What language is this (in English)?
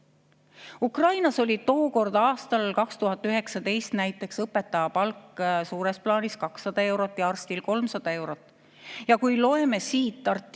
Estonian